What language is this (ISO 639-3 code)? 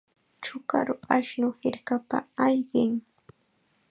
qxa